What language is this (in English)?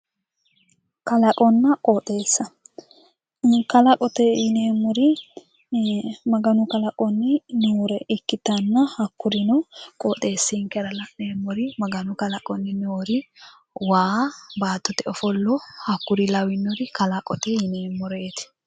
Sidamo